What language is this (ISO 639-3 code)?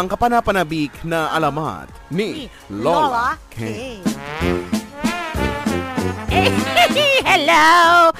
fil